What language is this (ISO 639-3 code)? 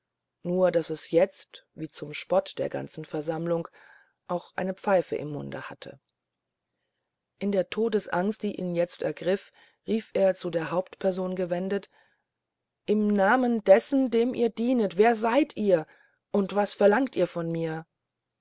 deu